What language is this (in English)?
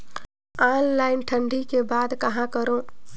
Chhattisgarhi